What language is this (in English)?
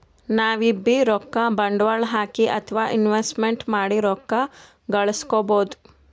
Kannada